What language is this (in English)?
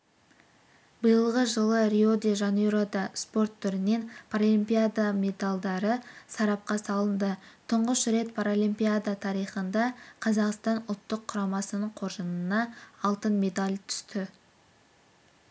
Kazakh